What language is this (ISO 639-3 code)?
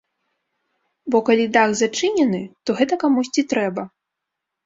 bel